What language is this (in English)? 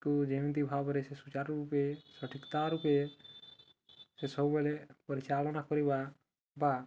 Odia